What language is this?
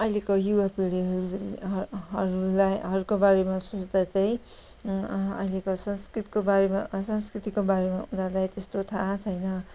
Nepali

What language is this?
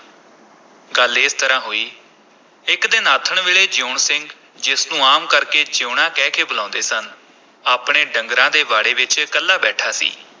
Punjabi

